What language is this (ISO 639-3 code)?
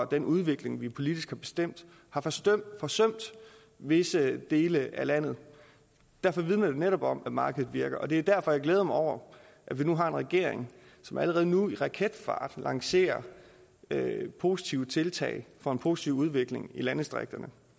dan